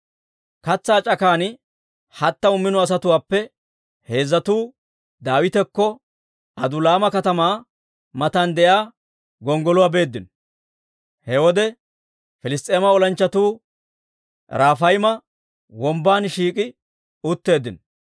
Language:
Dawro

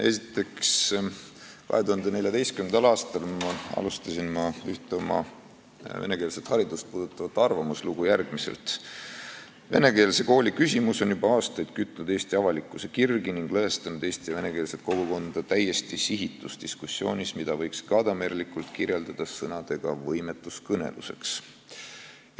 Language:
Estonian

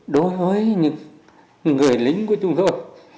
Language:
Vietnamese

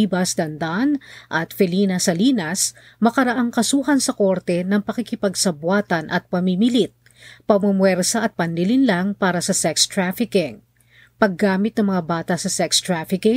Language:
Filipino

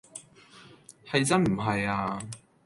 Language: Cantonese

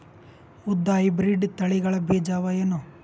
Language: Kannada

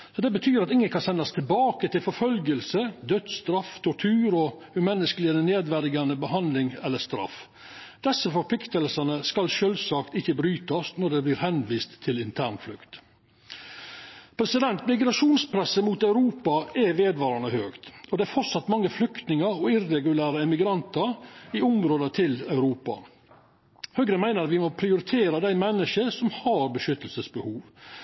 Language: Norwegian Nynorsk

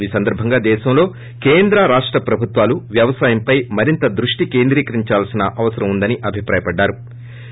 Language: Telugu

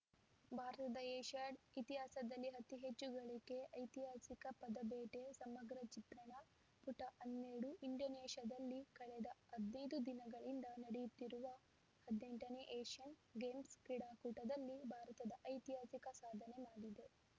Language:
Kannada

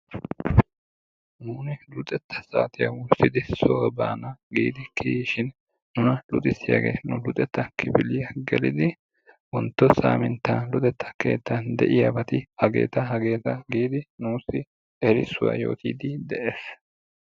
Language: Wolaytta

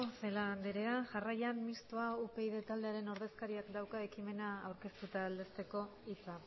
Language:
Basque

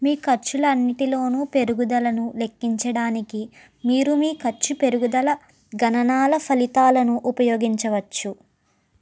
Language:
Telugu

